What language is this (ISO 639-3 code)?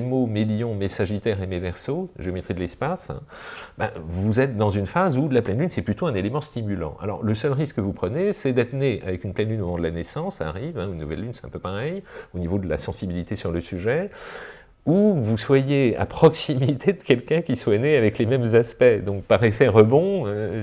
fra